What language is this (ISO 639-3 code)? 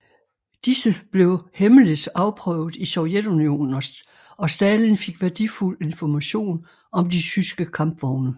dan